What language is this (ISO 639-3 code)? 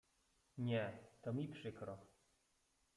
pol